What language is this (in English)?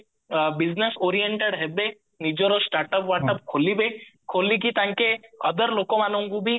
Odia